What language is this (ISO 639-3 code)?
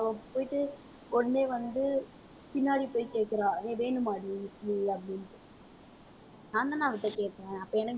tam